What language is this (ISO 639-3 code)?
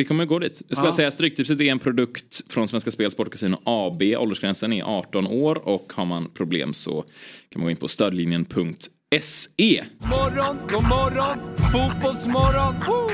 swe